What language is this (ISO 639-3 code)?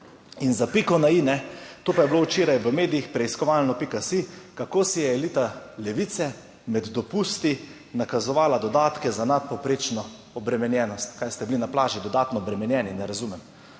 slv